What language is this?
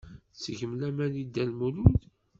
Kabyle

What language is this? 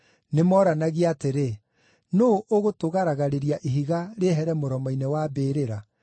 Kikuyu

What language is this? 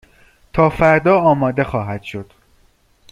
Persian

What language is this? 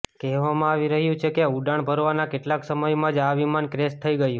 Gujarati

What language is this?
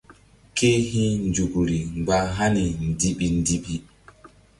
Mbum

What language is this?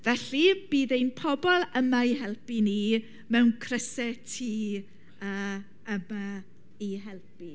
Welsh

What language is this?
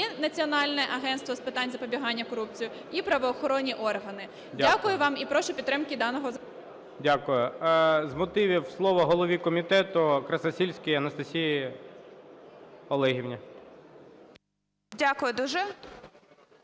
Ukrainian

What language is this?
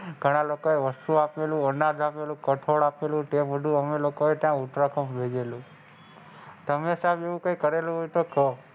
Gujarati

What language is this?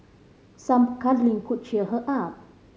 English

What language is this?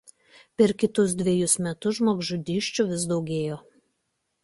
Lithuanian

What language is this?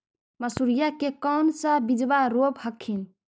Magahi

